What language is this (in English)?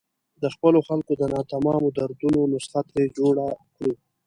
Pashto